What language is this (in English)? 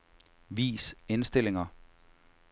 Danish